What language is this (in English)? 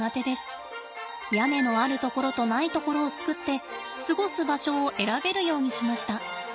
Japanese